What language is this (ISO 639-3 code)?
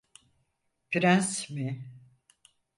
tur